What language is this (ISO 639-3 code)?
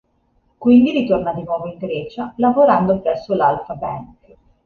ita